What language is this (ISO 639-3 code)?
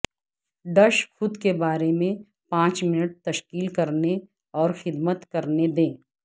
urd